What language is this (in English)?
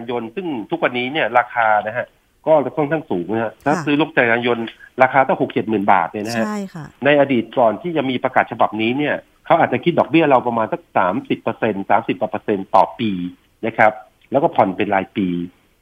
Thai